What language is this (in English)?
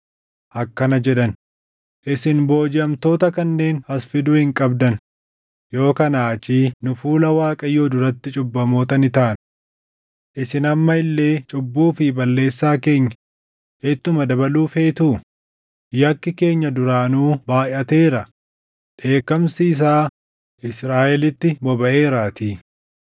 Oromo